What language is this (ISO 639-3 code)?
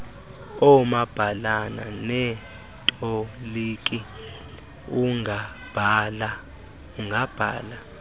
xho